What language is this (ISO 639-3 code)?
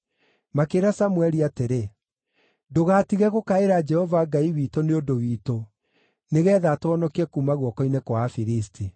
kik